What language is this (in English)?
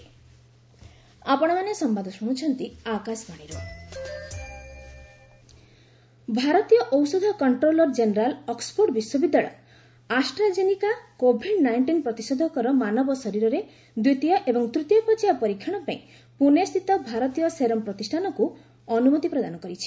Odia